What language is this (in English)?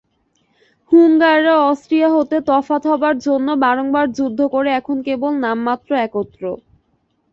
Bangla